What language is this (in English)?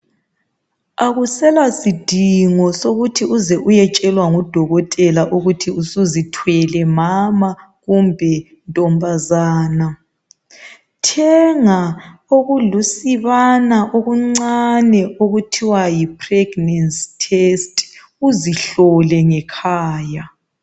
North Ndebele